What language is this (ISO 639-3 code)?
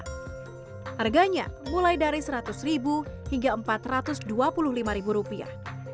ind